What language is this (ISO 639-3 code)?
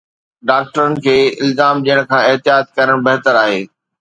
snd